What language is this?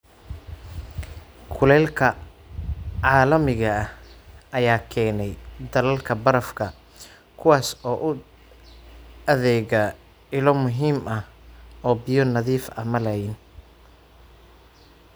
Somali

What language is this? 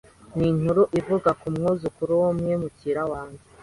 Kinyarwanda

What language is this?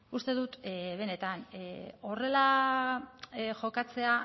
Basque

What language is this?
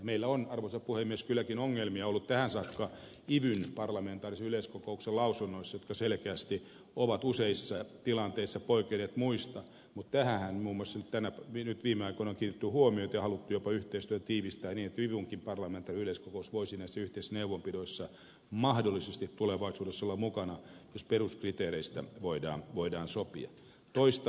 Finnish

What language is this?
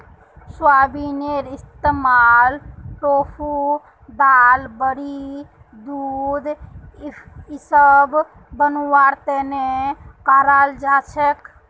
Magahi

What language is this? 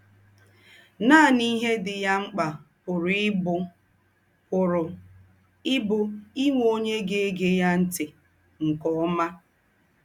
Igbo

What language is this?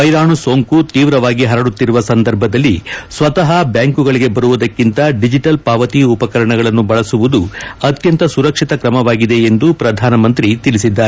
Kannada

